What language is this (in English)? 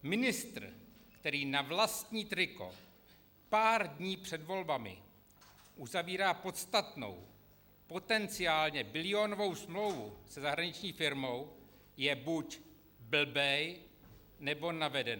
Czech